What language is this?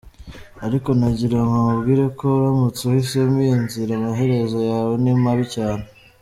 Kinyarwanda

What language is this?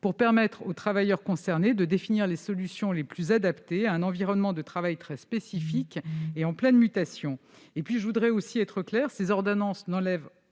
French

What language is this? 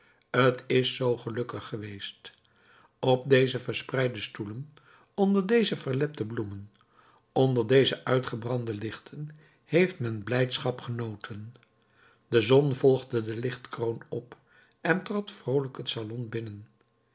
Dutch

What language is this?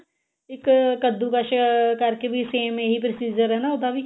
Punjabi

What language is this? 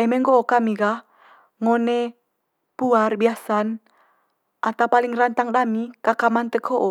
Manggarai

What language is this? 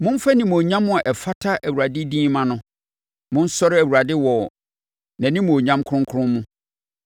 Akan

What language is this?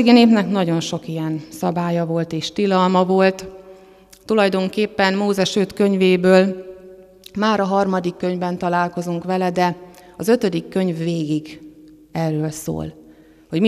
Hungarian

